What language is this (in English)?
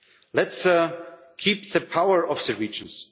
English